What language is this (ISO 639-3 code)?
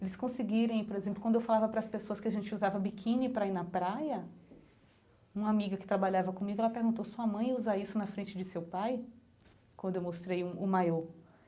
por